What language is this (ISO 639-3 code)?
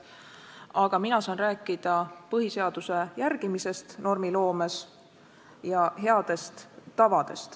est